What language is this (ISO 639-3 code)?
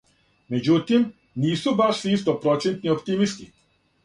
srp